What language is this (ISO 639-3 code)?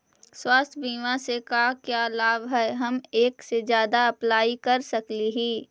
mag